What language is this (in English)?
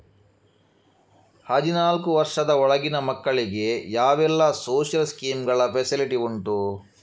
Kannada